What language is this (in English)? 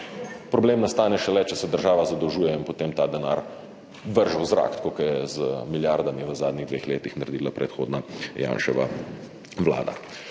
Slovenian